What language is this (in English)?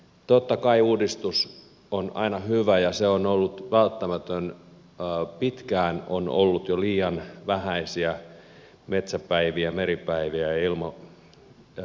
Finnish